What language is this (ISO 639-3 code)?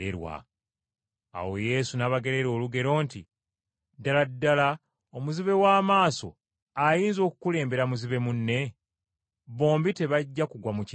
lug